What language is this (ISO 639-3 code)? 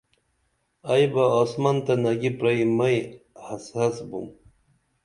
dml